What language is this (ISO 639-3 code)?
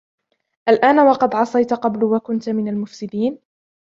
ara